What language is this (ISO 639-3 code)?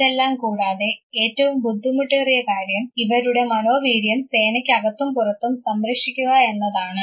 mal